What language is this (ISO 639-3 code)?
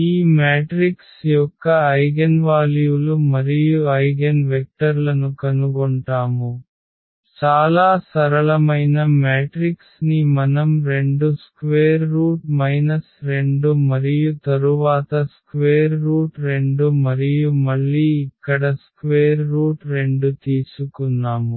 tel